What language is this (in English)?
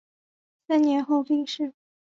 Chinese